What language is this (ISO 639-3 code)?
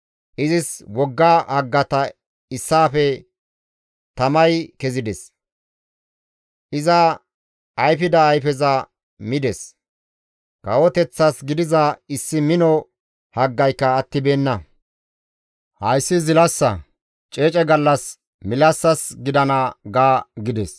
gmv